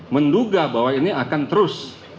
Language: Indonesian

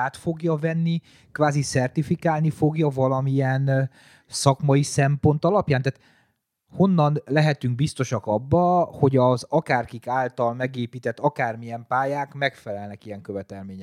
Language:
Hungarian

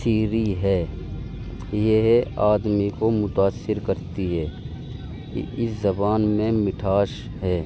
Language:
Urdu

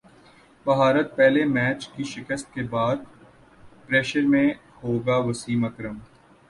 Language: Urdu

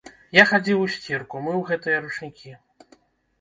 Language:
Belarusian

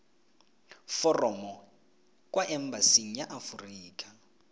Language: Tswana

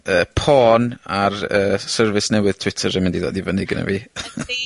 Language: Welsh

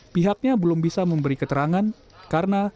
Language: Indonesian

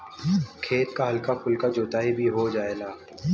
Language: Bhojpuri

